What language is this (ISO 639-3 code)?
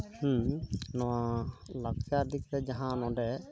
sat